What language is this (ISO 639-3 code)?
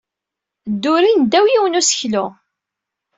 kab